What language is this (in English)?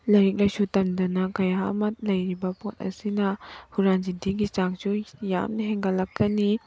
Manipuri